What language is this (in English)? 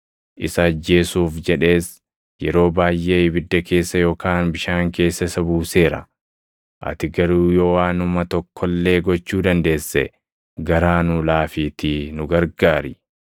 Oromo